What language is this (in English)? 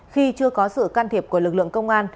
Vietnamese